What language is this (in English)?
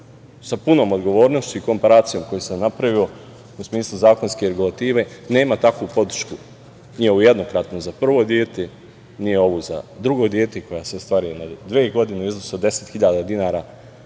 Serbian